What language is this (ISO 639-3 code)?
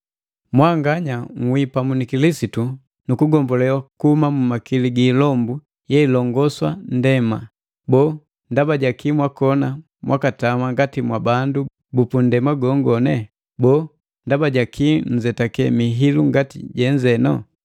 mgv